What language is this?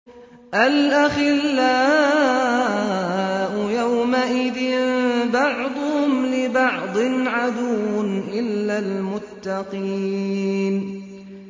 Arabic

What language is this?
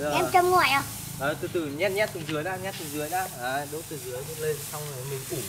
Vietnamese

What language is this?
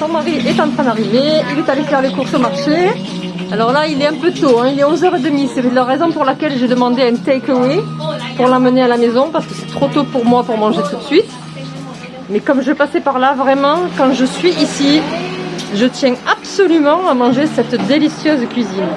French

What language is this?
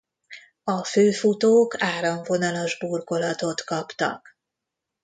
Hungarian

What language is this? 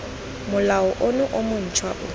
Tswana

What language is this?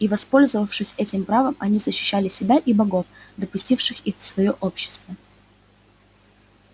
Russian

